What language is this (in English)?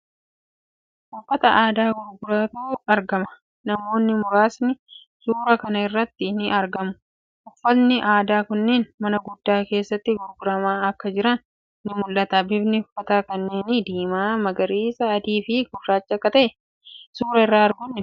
Oromo